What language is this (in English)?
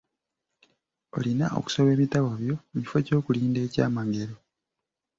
Ganda